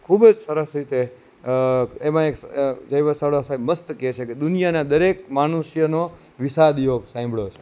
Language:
Gujarati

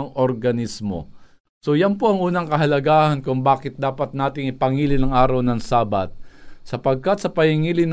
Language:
Filipino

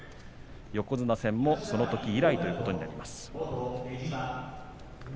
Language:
Japanese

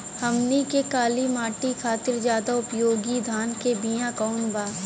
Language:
Bhojpuri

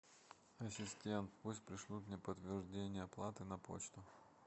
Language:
Russian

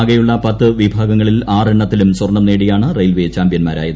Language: Malayalam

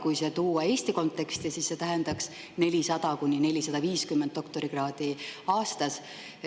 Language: Estonian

